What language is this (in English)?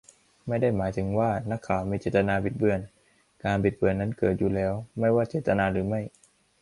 Thai